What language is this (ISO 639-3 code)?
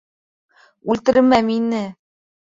bak